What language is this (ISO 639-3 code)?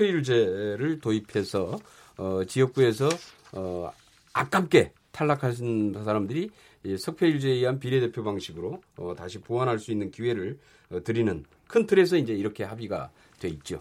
kor